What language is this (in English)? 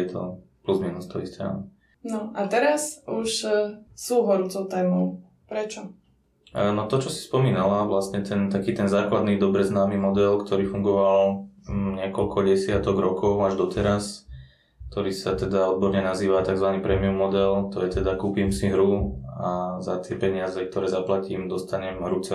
Slovak